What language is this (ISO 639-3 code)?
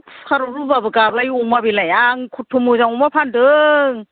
brx